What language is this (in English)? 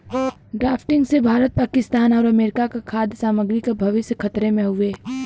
Bhojpuri